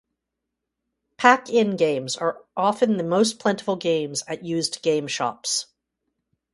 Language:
English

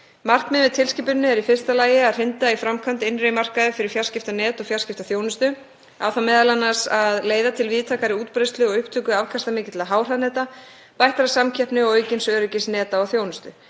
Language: Icelandic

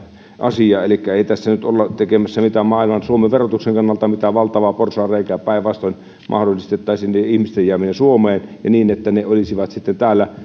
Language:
Finnish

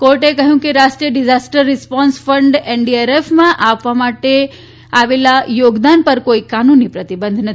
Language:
Gujarati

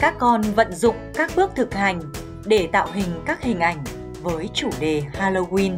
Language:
Vietnamese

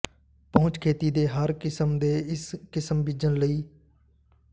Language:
Punjabi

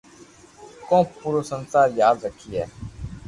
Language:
Loarki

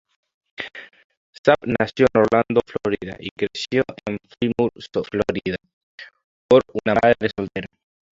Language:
Spanish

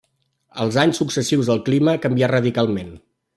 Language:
Catalan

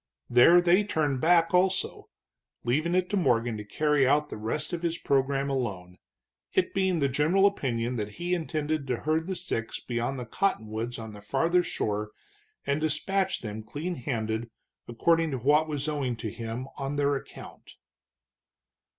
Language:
English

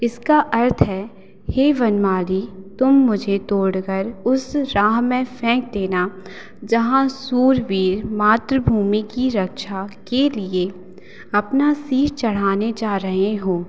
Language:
Hindi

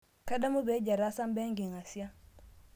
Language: Masai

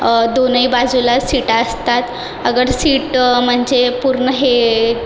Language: Marathi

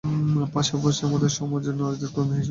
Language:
Bangla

